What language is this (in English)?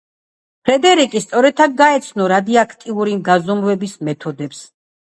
Georgian